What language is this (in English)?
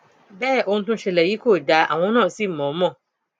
Yoruba